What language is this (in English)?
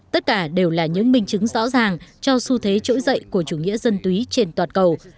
Vietnamese